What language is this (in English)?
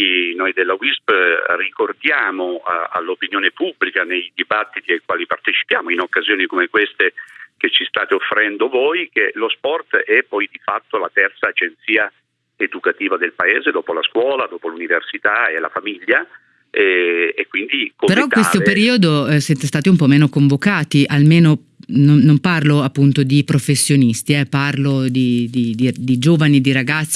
Italian